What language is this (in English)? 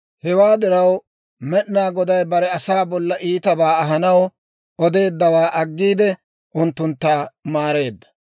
Dawro